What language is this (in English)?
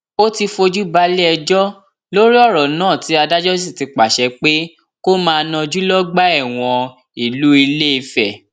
Yoruba